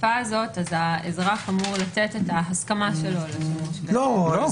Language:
Hebrew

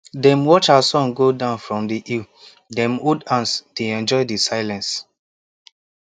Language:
Nigerian Pidgin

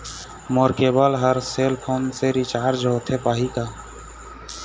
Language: Chhattisgarhi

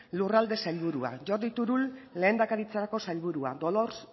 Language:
Basque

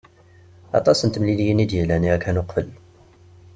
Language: Kabyle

